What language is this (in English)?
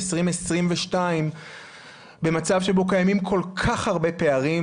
Hebrew